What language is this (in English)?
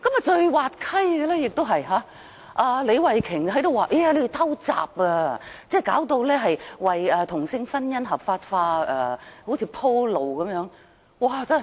Cantonese